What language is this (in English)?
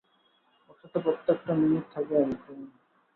Bangla